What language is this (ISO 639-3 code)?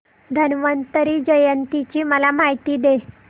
mar